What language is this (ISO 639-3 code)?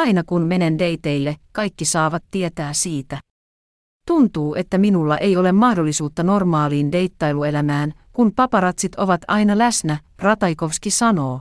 fin